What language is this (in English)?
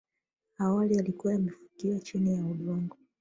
Swahili